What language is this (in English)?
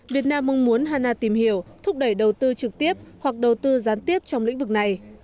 Vietnamese